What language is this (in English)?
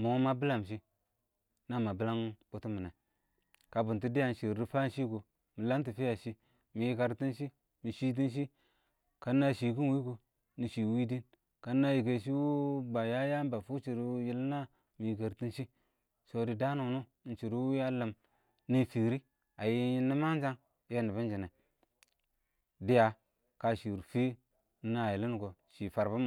Awak